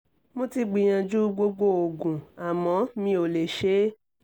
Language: Yoruba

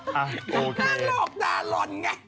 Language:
Thai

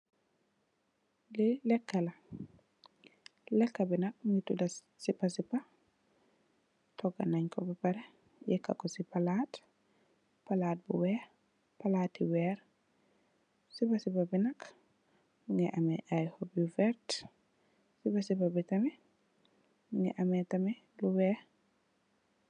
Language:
Wolof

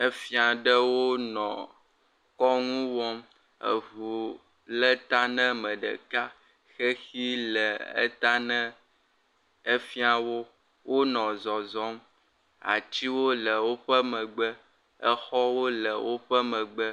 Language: Ewe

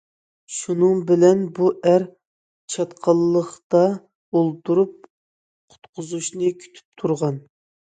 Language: Uyghur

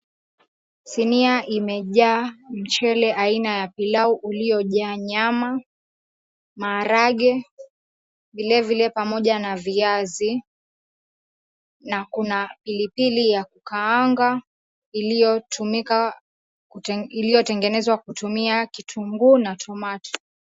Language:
Swahili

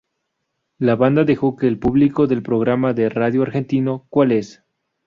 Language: Spanish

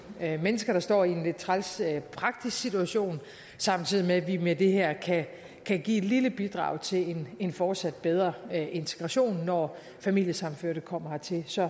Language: Danish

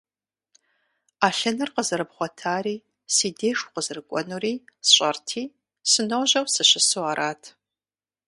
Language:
Kabardian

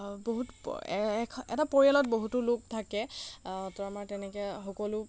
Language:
Assamese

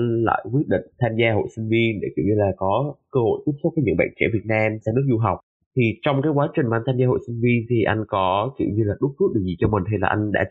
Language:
Vietnamese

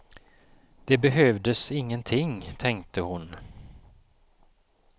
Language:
Swedish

